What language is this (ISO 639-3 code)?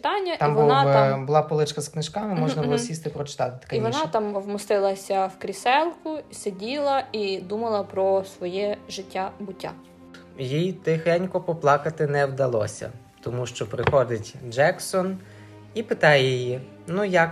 ukr